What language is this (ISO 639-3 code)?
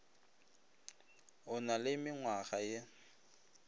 nso